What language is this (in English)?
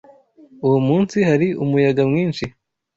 Kinyarwanda